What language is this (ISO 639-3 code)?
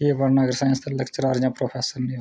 doi